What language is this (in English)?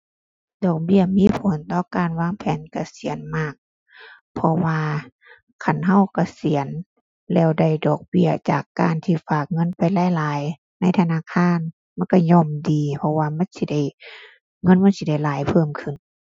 Thai